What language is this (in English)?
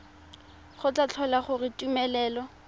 Tswana